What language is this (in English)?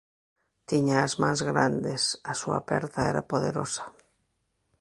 Galician